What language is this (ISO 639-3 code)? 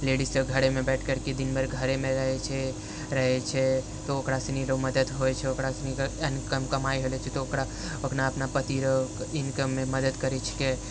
mai